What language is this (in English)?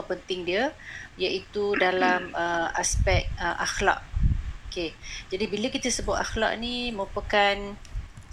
Malay